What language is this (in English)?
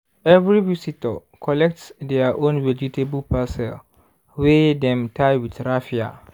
Nigerian Pidgin